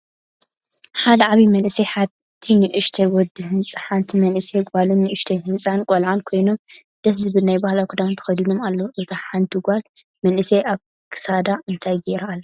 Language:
Tigrinya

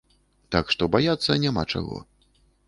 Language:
Belarusian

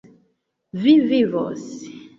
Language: Esperanto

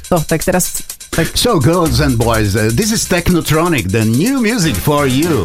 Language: Slovak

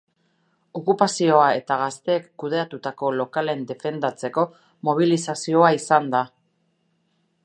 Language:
Basque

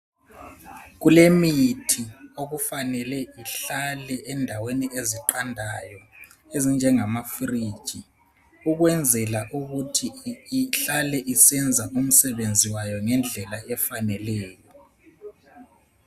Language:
North Ndebele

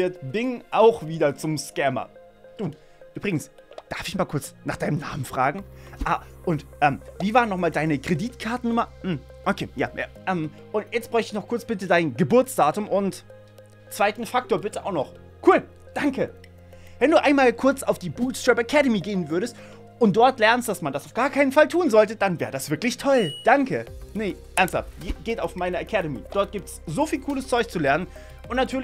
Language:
German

